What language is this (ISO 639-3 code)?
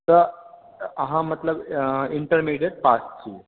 mai